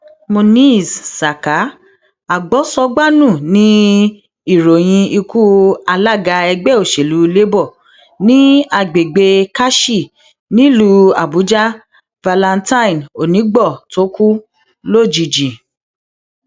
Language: Yoruba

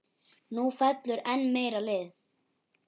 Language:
Icelandic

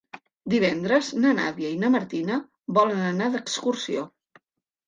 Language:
Catalan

